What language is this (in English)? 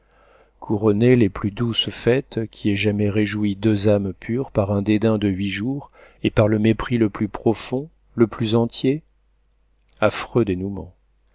French